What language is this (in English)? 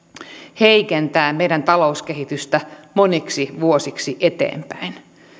Finnish